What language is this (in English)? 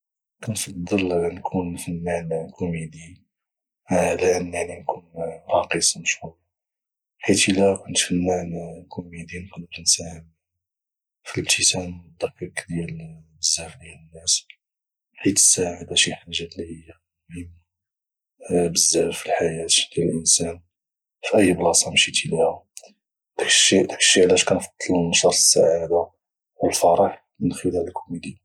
Moroccan Arabic